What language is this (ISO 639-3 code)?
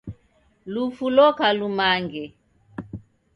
dav